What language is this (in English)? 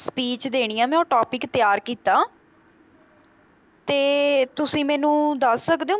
Punjabi